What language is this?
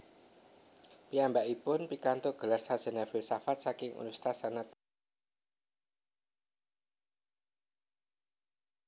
Javanese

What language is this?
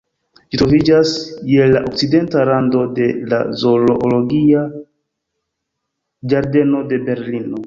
Esperanto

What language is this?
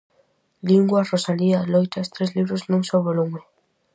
Galician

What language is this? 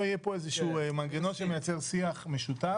Hebrew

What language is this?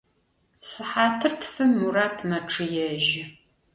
Adyghe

